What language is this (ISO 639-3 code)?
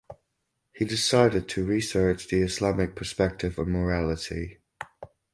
eng